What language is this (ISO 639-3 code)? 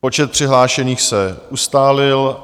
ces